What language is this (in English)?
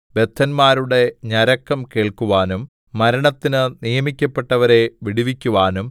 Malayalam